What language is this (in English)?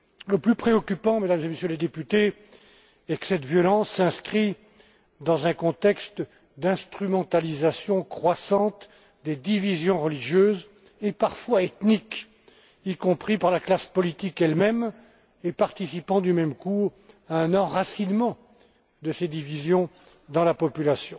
French